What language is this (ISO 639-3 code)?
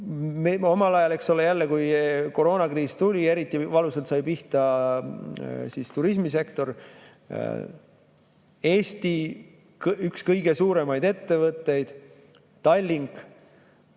est